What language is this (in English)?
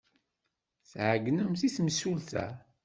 Kabyle